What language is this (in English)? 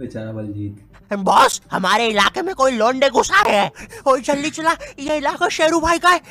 Hindi